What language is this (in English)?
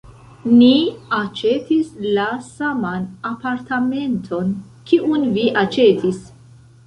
Esperanto